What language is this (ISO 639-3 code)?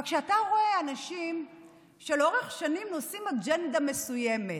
heb